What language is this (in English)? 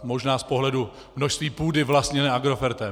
Czech